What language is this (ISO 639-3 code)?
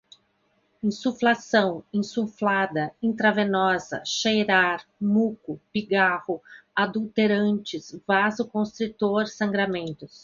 por